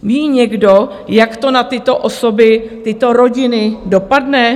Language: Czech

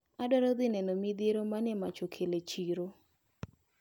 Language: Luo (Kenya and Tanzania)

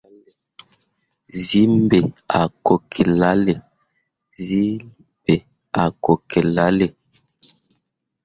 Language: Mundang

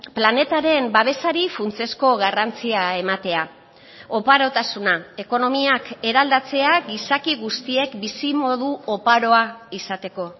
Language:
Basque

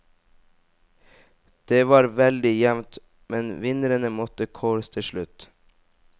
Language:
Norwegian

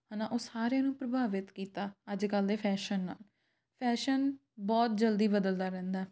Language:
Punjabi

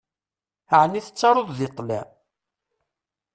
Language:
Kabyle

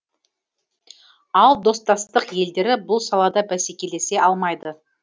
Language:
Kazakh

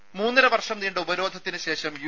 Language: Malayalam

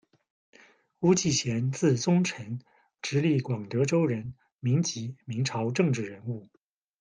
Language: Chinese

